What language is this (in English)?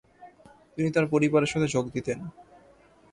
Bangla